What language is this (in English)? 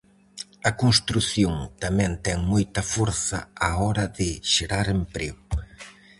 Galician